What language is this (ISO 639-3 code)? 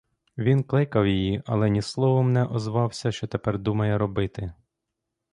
ukr